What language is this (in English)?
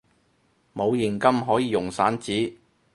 Cantonese